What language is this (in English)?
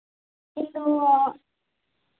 Santali